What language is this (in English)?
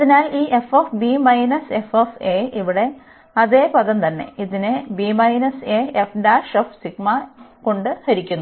Malayalam